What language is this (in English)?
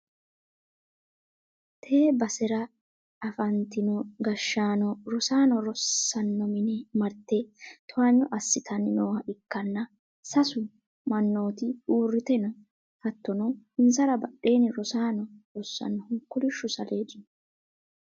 Sidamo